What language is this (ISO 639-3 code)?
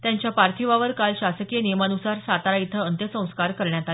mar